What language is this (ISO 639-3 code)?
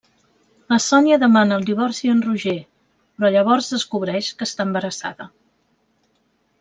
cat